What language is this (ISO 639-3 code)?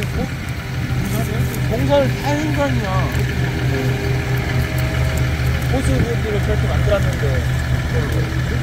kor